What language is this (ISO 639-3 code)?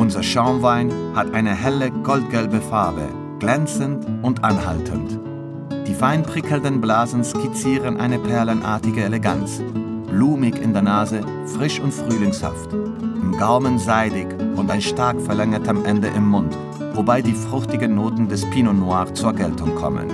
deu